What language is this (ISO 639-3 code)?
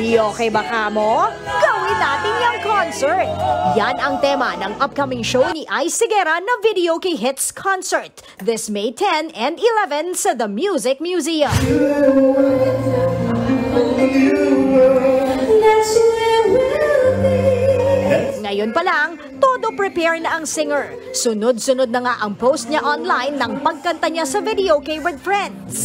fil